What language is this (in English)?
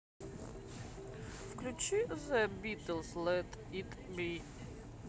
Russian